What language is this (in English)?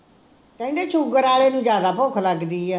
Punjabi